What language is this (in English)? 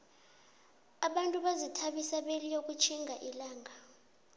South Ndebele